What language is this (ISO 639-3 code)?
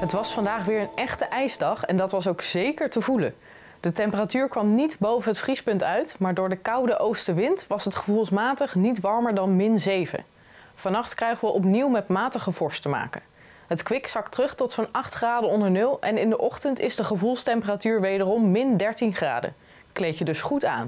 nld